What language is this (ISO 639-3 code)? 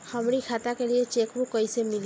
bho